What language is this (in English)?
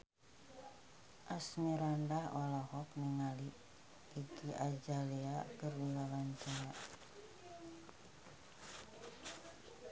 Sundanese